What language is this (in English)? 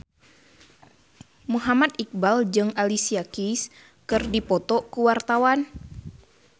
Sundanese